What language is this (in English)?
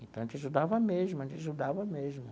Portuguese